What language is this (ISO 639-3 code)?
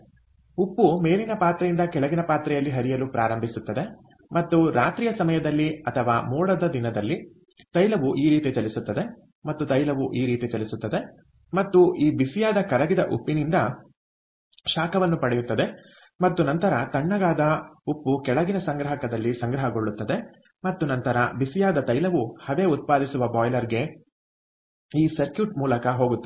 kan